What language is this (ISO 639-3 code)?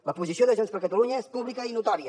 cat